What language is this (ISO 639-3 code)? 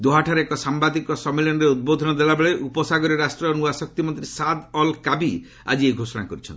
ori